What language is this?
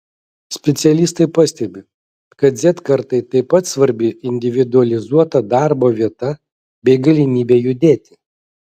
Lithuanian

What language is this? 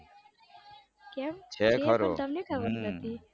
Gujarati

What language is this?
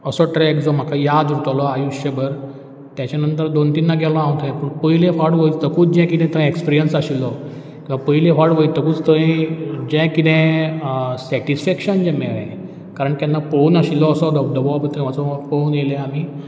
Konkani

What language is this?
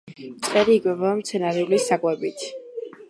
Georgian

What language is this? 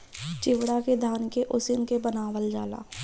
Bhojpuri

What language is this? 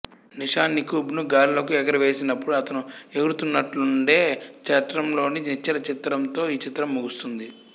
Telugu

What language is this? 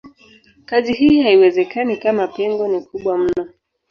Swahili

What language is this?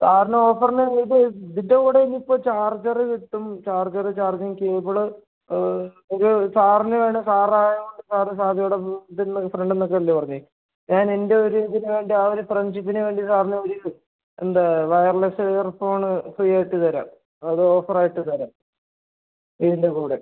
Malayalam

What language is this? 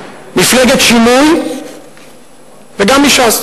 Hebrew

